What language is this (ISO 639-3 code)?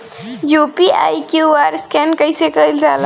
bho